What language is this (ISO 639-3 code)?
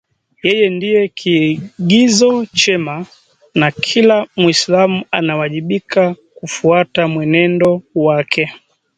swa